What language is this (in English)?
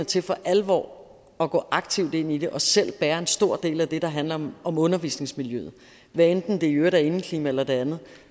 Danish